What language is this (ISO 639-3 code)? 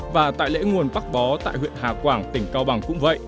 vie